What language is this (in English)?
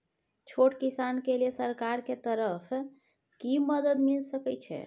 Maithili